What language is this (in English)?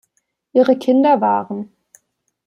German